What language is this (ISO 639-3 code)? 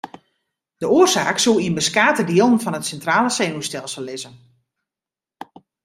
fry